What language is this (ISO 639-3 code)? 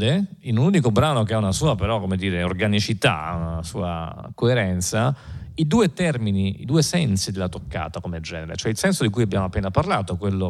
ita